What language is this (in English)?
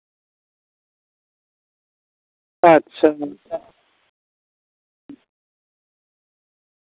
Santali